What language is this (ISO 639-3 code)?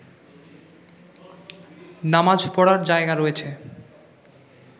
ben